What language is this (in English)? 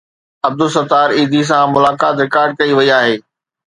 Sindhi